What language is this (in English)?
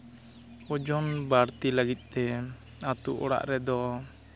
Santali